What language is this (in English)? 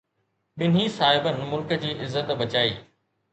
Sindhi